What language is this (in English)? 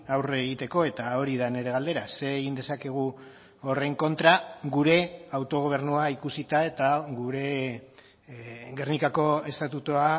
Basque